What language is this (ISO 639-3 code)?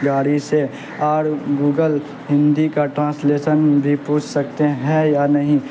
urd